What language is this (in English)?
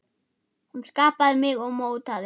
Icelandic